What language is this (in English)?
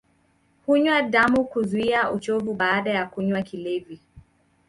Swahili